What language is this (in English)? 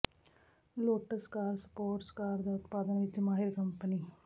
Punjabi